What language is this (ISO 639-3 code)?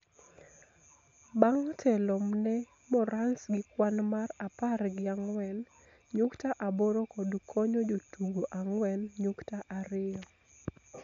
luo